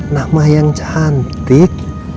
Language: Indonesian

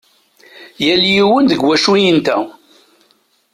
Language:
Kabyle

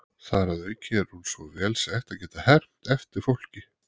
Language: Icelandic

